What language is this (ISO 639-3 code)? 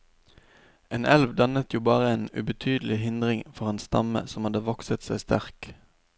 nor